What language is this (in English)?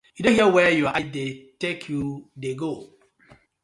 Nigerian Pidgin